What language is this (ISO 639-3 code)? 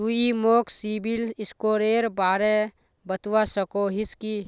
mag